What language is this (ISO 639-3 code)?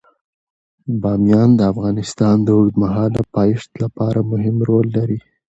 pus